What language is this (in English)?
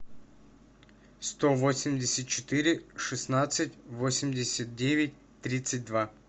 Russian